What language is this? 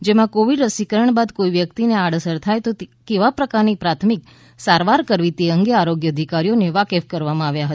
Gujarati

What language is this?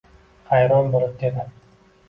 Uzbek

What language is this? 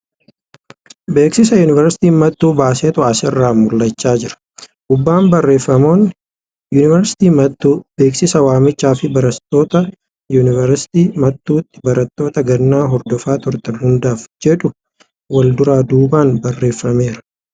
Oromo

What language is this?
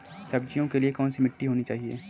Hindi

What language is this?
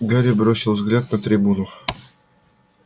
Russian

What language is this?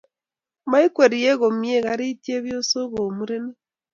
Kalenjin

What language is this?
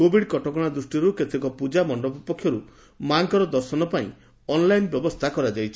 Odia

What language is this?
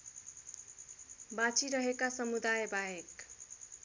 Nepali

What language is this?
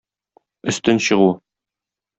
Tatar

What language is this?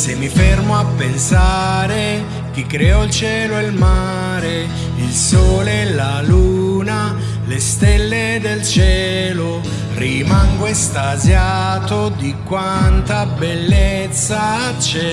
Italian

